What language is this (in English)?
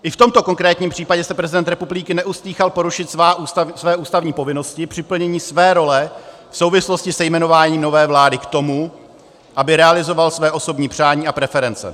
Czech